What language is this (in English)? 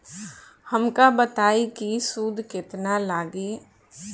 Bhojpuri